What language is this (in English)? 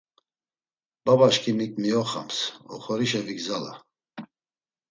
Laz